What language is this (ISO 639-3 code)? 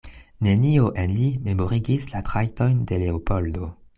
epo